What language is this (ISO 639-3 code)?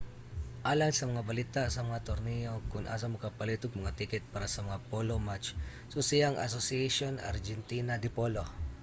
ceb